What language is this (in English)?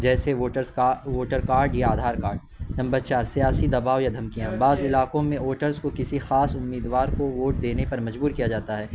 Urdu